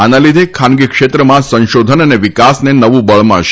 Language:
Gujarati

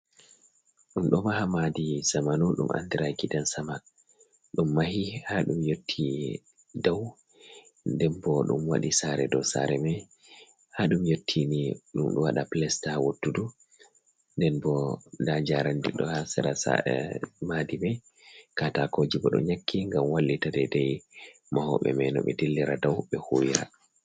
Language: Fula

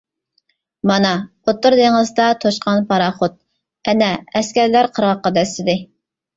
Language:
Uyghur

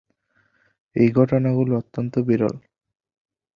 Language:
Bangla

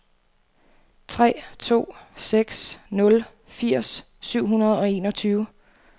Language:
Danish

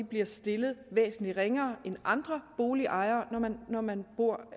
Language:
Danish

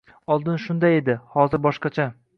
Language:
Uzbek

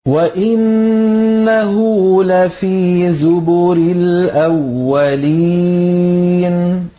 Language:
Arabic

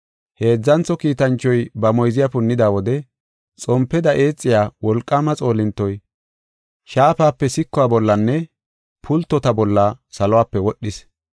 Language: Gofa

